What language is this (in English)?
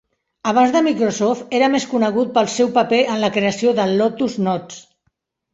Catalan